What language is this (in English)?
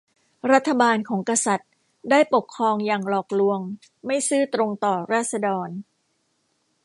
Thai